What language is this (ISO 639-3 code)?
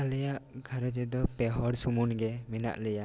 sat